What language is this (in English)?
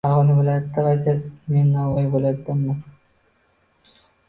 Uzbek